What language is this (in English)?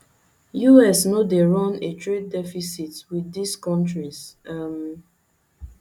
Nigerian Pidgin